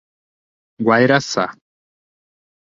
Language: Portuguese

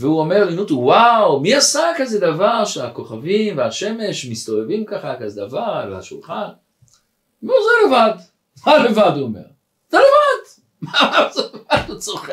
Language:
Hebrew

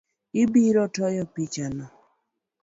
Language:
Luo (Kenya and Tanzania)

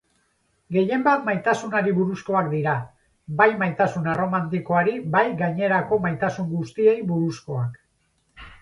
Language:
Basque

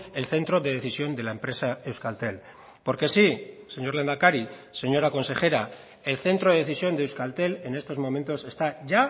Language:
Spanish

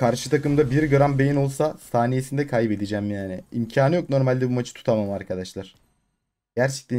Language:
Turkish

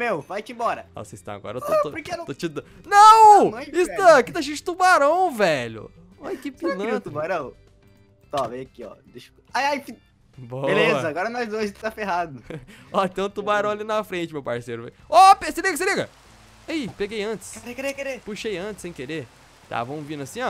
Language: Portuguese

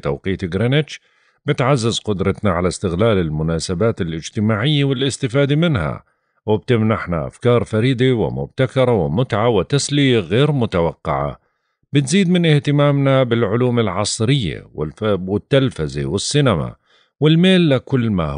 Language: Arabic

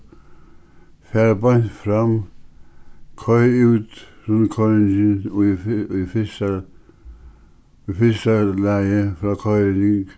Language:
Faroese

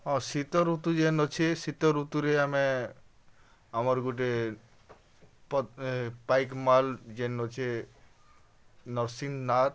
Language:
Odia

